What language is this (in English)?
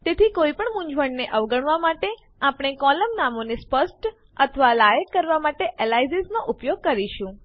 Gujarati